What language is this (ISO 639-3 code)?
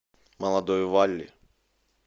rus